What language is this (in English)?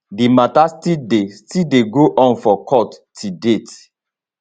Nigerian Pidgin